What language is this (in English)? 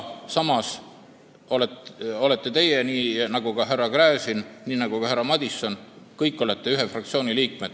Estonian